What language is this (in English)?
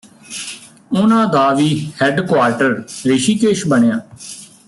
Punjabi